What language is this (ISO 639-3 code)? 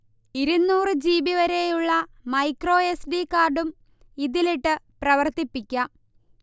mal